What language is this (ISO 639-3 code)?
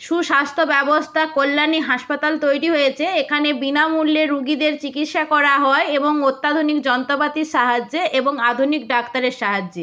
ben